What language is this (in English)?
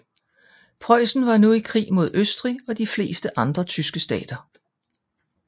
Danish